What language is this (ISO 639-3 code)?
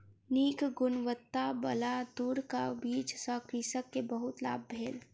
mai